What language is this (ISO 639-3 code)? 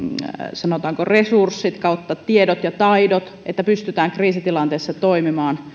fin